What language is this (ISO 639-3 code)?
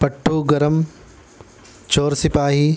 urd